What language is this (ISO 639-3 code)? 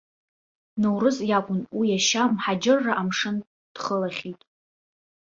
abk